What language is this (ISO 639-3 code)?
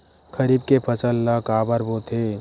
hne